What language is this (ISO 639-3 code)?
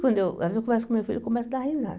por